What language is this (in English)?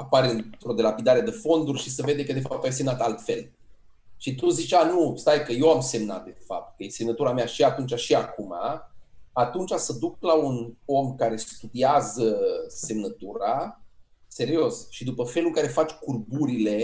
Romanian